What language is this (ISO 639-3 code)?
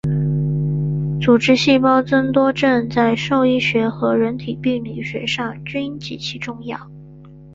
zho